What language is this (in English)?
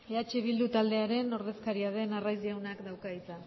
Basque